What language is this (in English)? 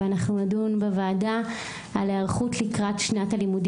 Hebrew